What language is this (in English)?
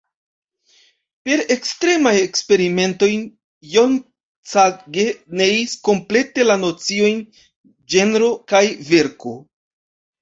Esperanto